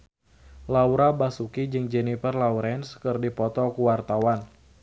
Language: Sundanese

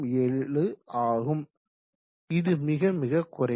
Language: Tamil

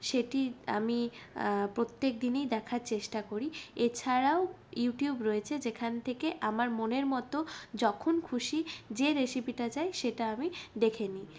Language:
Bangla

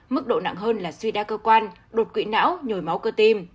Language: Vietnamese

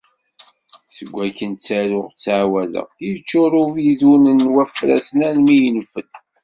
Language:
Kabyle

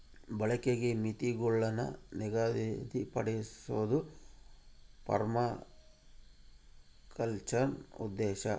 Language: Kannada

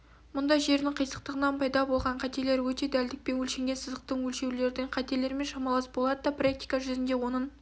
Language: Kazakh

